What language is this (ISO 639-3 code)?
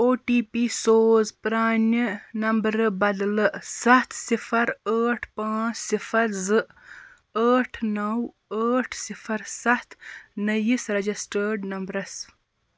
kas